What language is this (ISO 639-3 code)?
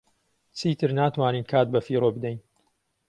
ckb